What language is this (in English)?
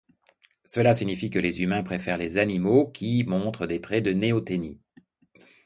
French